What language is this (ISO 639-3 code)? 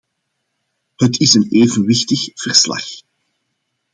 nld